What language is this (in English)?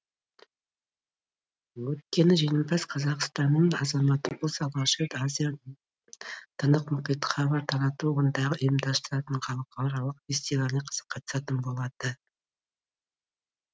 Kazakh